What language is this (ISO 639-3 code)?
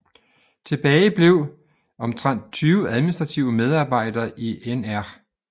dan